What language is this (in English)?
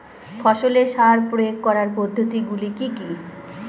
Bangla